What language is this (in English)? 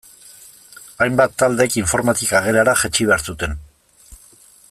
Basque